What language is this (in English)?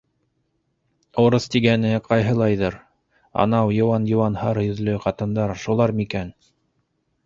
Bashkir